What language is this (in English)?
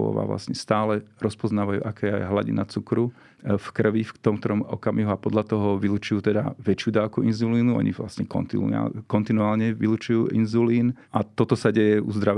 Slovak